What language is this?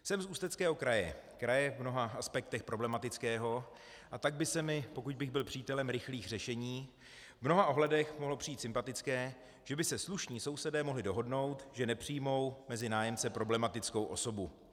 Czech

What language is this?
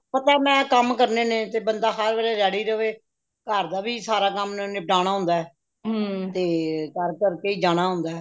Punjabi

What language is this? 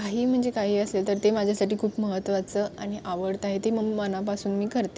Marathi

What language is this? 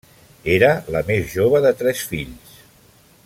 Catalan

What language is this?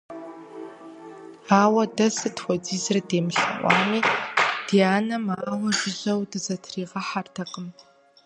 Kabardian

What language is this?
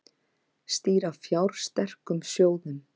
Icelandic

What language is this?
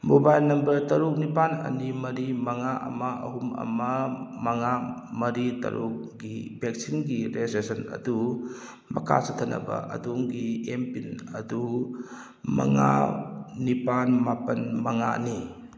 Manipuri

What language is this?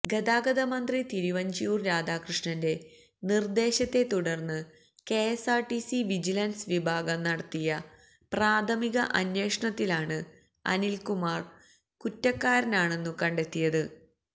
Malayalam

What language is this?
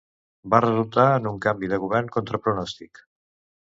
Catalan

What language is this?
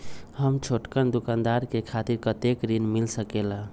Magahi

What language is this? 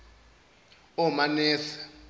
Zulu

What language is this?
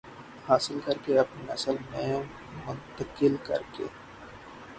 Urdu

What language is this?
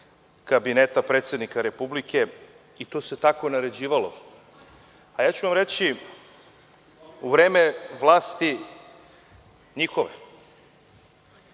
Serbian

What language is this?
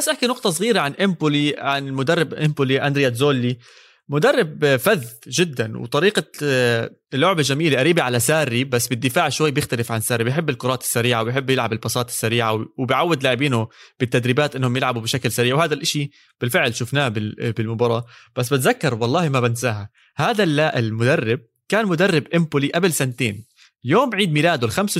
Arabic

